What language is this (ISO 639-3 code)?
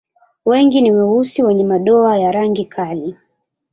swa